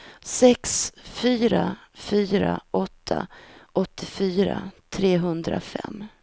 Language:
Swedish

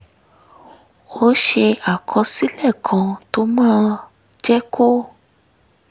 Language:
Yoruba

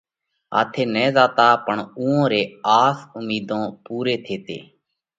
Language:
Parkari Koli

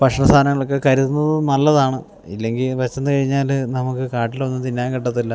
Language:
Malayalam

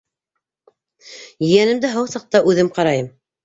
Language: Bashkir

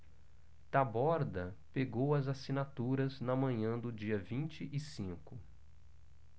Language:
Portuguese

